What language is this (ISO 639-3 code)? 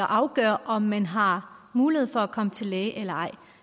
dan